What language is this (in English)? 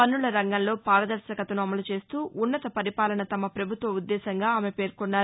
Telugu